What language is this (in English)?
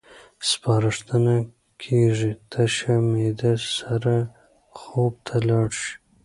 Pashto